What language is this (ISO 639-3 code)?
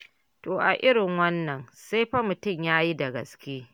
hau